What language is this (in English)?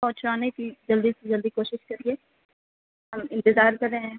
Urdu